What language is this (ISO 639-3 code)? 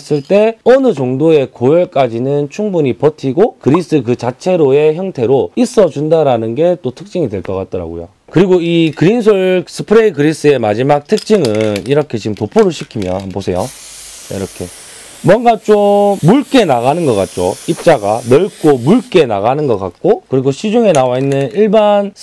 kor